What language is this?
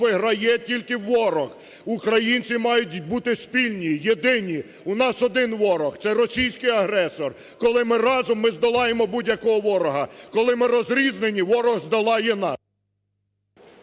Ukrainian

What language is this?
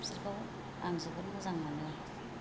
Bodo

